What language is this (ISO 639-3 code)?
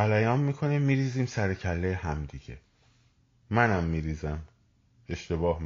fas